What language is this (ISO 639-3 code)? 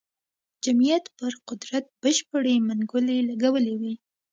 pus